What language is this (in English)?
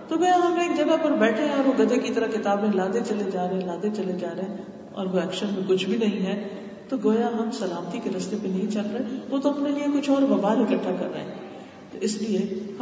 Urdu